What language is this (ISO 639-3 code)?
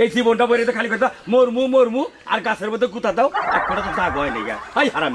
ind